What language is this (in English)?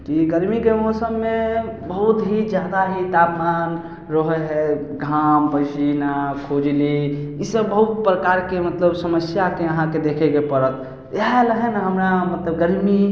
Maithili